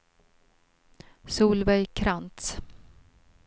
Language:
Swedish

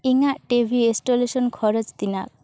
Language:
Santali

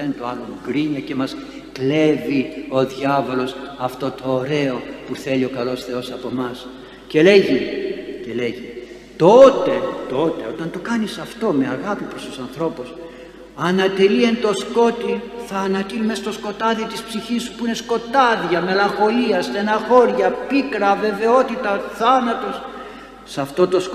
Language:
Greek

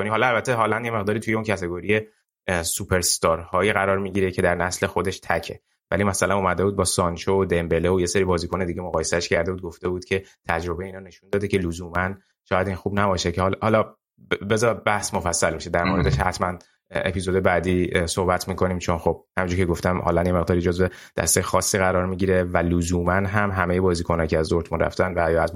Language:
Persian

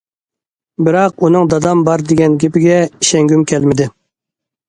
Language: Uyghur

